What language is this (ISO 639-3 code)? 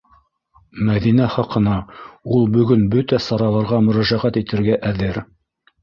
bak